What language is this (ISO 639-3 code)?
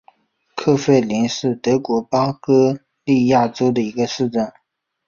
zho